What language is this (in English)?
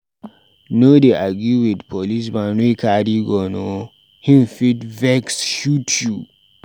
Nigerian Pidgin